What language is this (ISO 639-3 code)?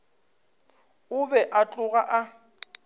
nso